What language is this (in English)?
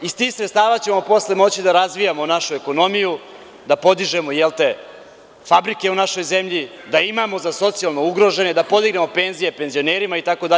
Serbian